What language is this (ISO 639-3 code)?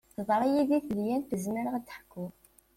kab